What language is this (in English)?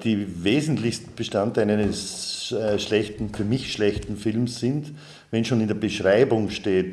German